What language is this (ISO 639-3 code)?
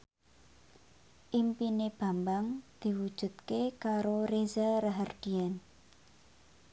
jav